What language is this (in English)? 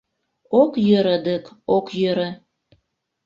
Mari